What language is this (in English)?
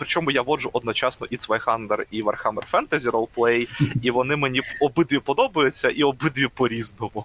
Ukrainian